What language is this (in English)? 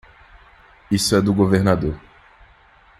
Portuguese